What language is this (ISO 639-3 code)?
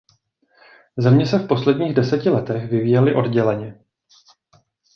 ces